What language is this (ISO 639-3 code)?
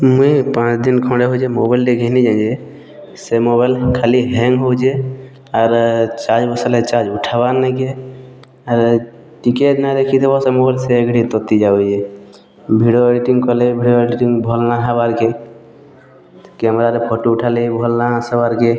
ori